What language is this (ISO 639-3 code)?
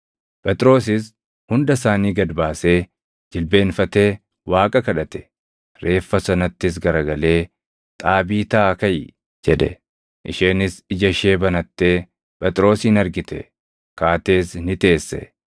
orm